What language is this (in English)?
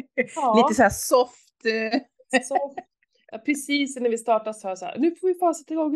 Swedish